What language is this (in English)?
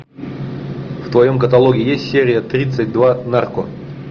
Russian